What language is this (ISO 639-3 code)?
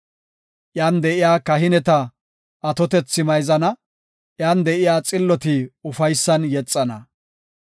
gof